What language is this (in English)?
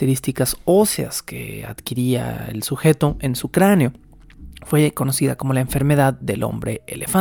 Spanish